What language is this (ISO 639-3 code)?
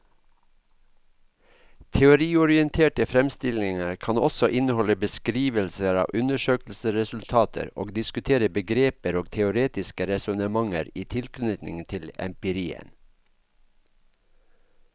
nor